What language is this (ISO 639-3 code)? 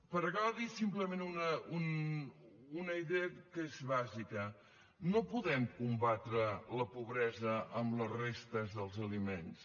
cat